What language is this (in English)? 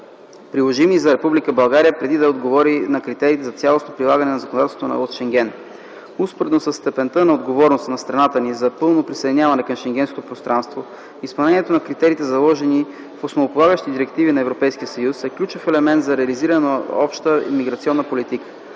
Bulgarian